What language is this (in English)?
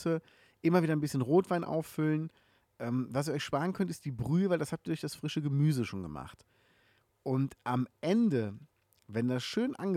German